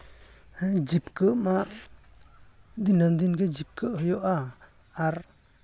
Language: Santali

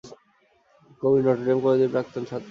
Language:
Bangla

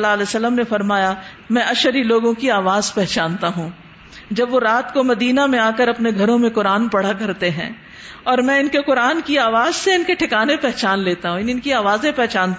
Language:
Urdu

